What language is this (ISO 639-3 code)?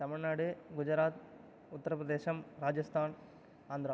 tam